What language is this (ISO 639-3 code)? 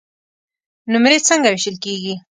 pus